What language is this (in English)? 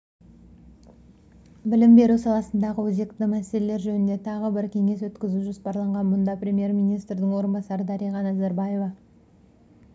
Kazakh